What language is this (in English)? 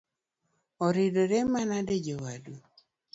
Luo (Kenya and Tanzania)